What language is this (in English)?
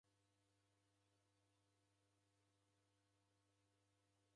Taita